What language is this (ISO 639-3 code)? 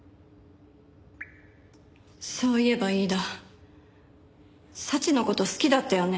jpn